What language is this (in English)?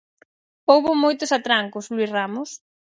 Galician